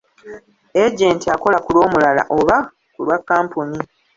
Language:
Ganda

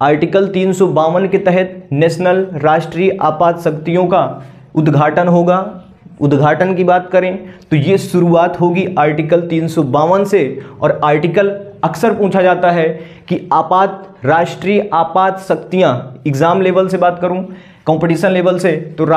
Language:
Hindi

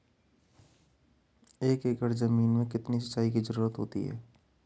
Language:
Hindi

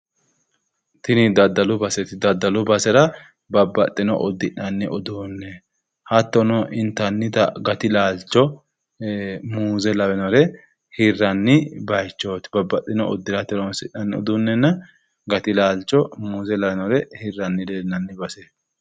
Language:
Sidamo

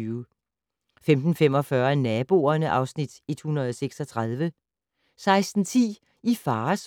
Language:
Danish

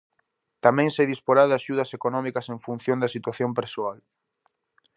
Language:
Galician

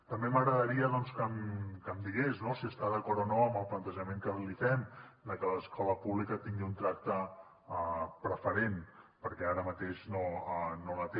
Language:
Catalan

